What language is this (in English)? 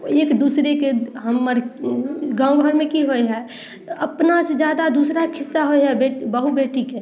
Maithili